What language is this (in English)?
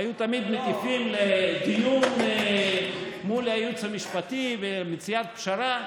Hebrew